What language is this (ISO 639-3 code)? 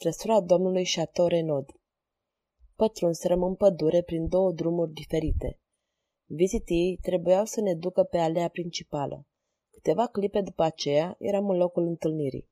ron